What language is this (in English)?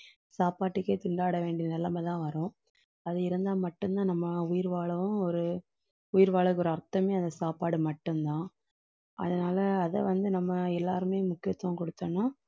Tamil